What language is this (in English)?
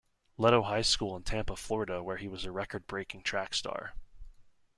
English